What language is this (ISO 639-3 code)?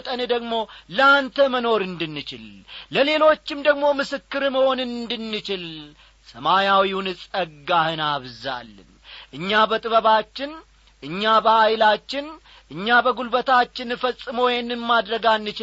amh